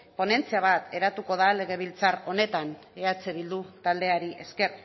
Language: Basque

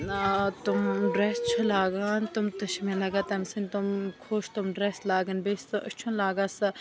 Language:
Kashmiri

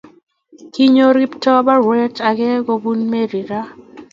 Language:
Kalenjin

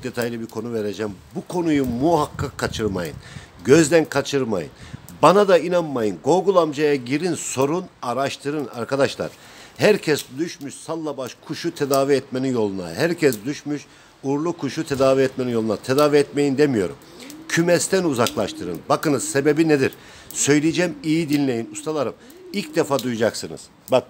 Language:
Turkish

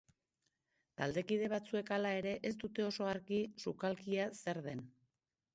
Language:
Basque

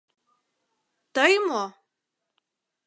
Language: Mari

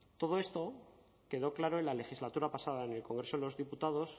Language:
Spanish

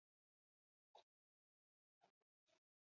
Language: Basque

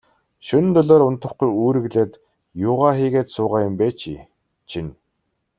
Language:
Mongolian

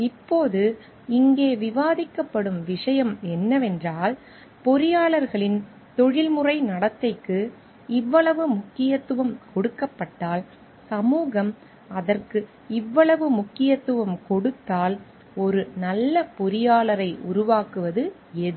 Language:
Tamil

